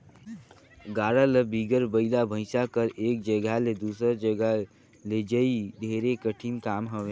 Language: Chhattisgarhi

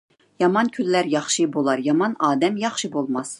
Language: Uyghur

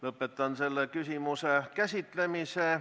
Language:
Estonian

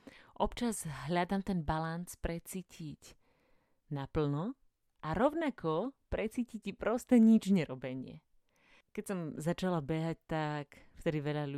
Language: Slovak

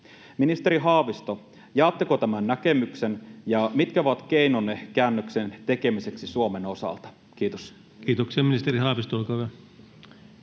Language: Finnish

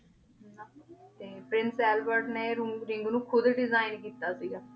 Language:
Punjabi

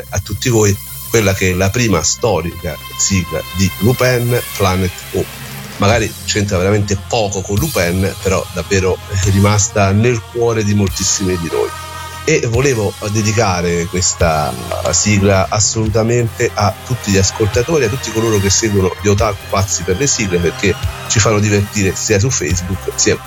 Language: Italian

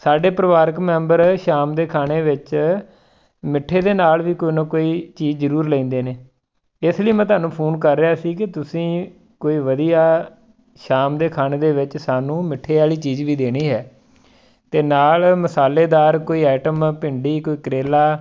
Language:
Punjabi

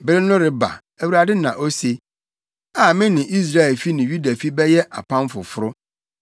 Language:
Akan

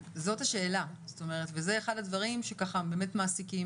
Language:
Hebrew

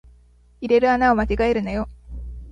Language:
Japanese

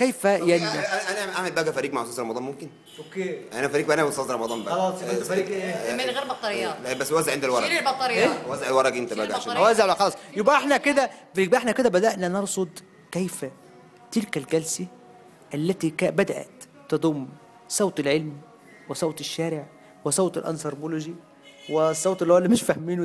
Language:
Arabic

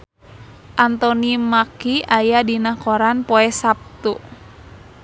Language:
Sundanese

